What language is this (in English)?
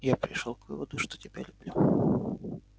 Russian